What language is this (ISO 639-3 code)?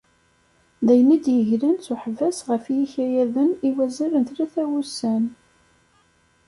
kab